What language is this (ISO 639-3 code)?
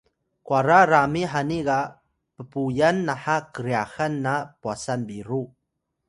tay